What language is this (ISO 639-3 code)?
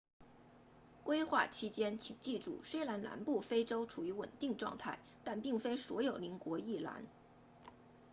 zho